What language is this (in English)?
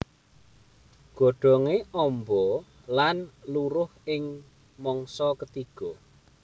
Javanese